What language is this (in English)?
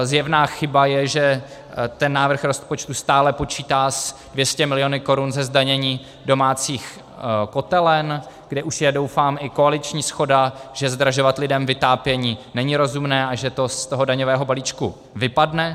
Czech